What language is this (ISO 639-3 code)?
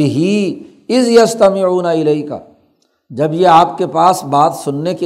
urd